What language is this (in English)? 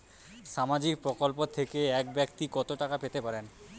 Bangla